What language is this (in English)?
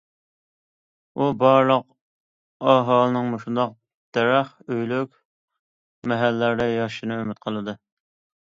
Uyghur